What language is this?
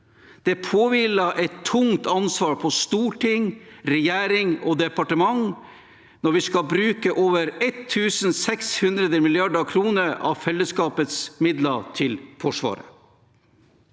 Norwegian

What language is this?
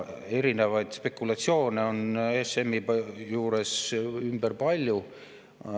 Estonian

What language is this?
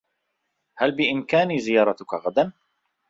Arabic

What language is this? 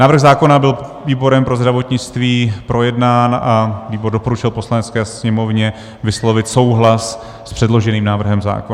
Czech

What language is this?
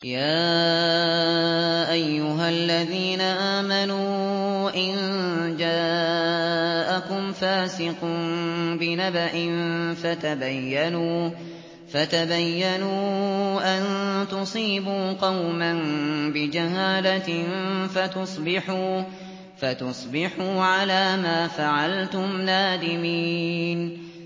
Arabic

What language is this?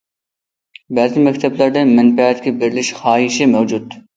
Uyghur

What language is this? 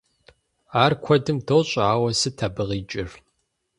Kabardian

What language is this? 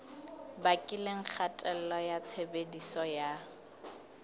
Southern Sotho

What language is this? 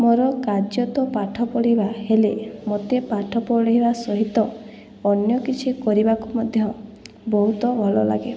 Odia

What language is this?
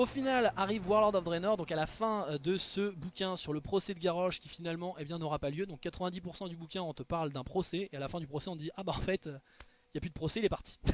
French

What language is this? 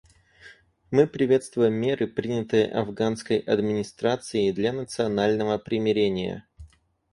Russian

